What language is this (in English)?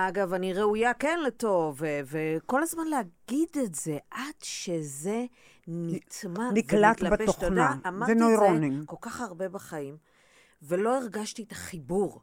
Hebrew